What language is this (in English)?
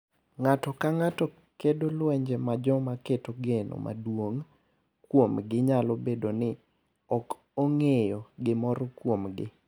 Luo (Kenya and Tanzania)